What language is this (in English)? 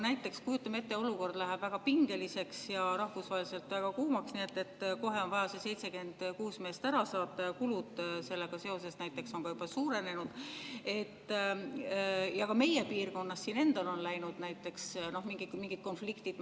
Estonian